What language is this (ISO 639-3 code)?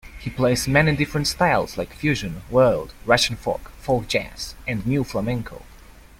eng